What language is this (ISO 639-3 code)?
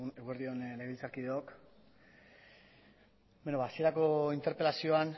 eus